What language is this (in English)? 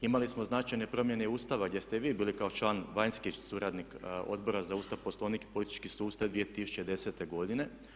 Croatian